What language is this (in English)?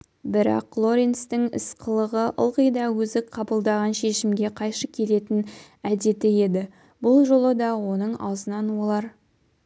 Kazakh